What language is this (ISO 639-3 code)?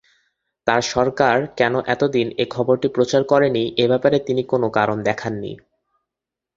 ben